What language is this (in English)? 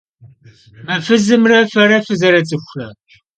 Kabardian